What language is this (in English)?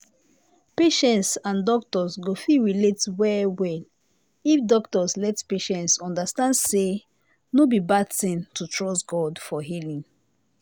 Nigerian Pidgin